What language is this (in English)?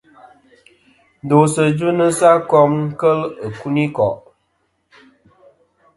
Kom